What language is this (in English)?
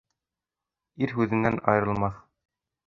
Bashkir